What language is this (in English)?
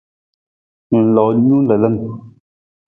Nawdm